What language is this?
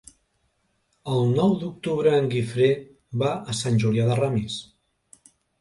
Catalan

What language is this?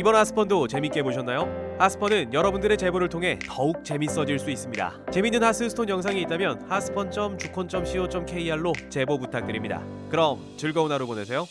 Korean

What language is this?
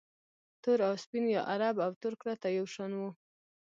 Pashto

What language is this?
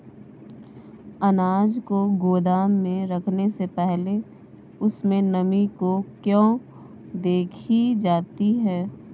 Hindi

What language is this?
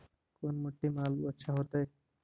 Magahi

